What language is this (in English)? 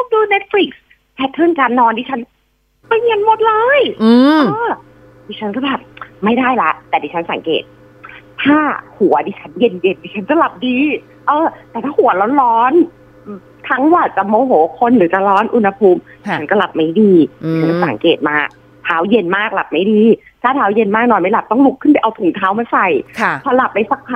Thai